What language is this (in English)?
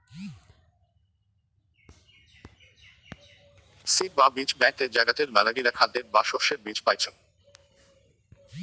Bangla